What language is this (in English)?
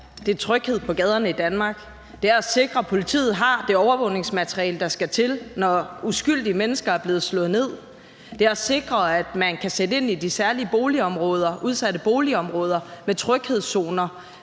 Danish